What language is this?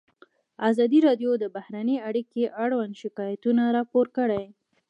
Pashto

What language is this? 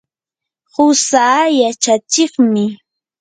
Yanahuanca Pasco Quechua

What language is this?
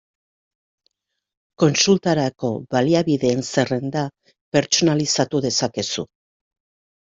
Basque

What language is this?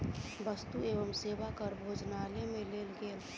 Maithili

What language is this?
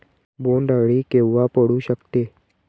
Marathi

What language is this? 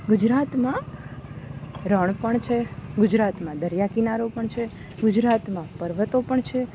Gujarati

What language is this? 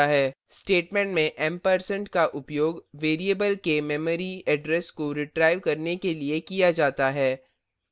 Hindi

